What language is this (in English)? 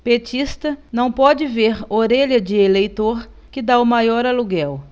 Portuguese